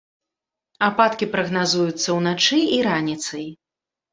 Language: Belarusian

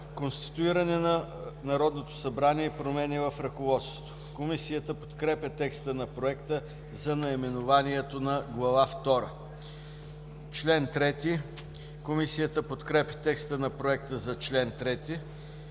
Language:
Bulgarian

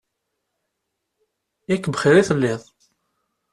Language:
Kabyle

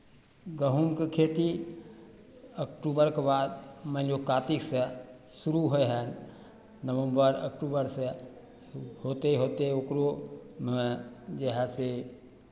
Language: Maithili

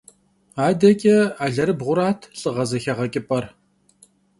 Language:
Kabardian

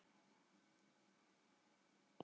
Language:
Icelandic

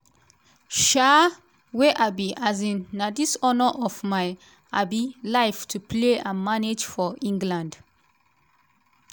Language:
Nigerian Pidgin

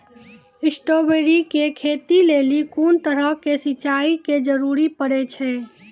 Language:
Maithili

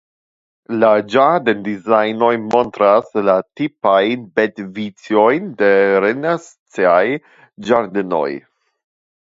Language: Esperanto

